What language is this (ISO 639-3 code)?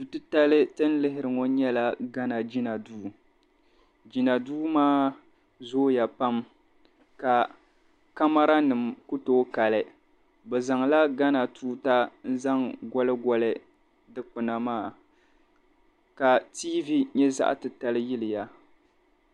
dag